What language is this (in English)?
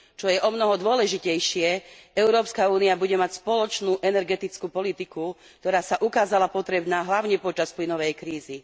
Slovak